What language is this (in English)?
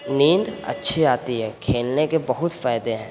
Urdu